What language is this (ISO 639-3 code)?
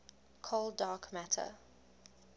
eng